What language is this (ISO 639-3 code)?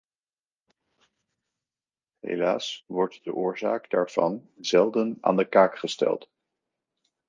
nld